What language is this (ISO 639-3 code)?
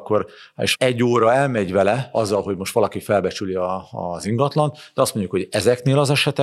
hun